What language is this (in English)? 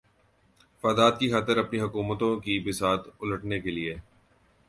Urdu